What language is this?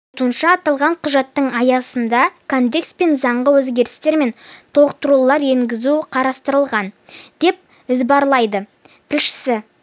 Kazakh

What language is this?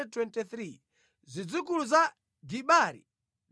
Nyanja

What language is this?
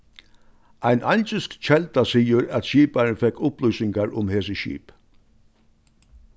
Faroese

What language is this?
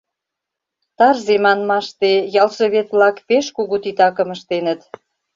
Mari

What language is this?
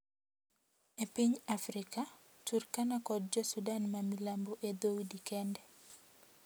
Luo (Kenya and Tanzania)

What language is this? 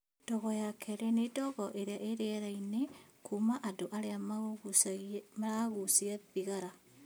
Kikuyu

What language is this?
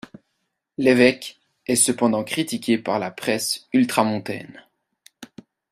French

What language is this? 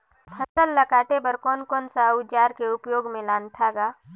Chhattisgarhi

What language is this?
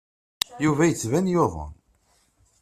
Kabyle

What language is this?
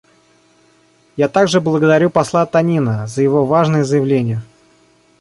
Russian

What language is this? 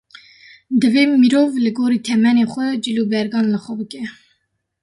Kurdish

